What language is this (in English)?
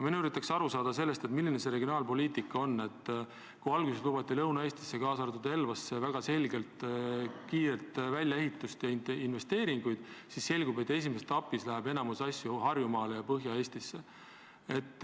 Estonian